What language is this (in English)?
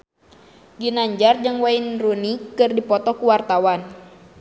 Sundanese